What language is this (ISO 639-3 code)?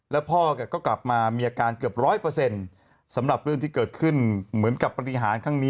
tha